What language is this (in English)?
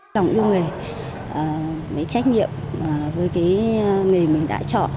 Vietnamese